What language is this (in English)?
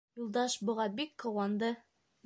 Bashkir